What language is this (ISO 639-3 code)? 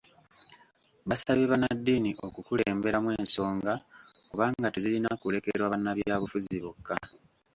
lug